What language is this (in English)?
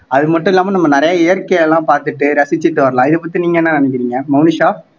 Tamil